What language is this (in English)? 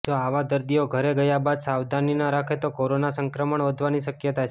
Gujarati